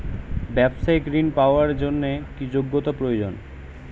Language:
Bangla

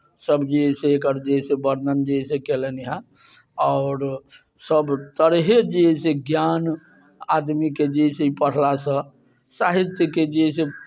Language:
Maithili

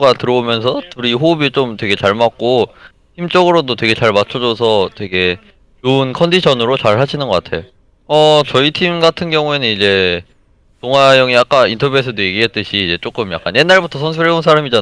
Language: Korean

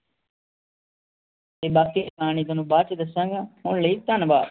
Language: Punjabi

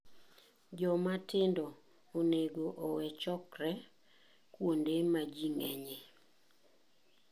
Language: Luo (Kenya and Tanzania)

